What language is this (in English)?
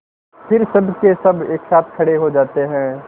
Hindi